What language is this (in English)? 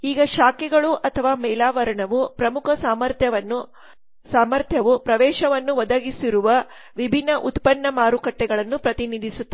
Kannada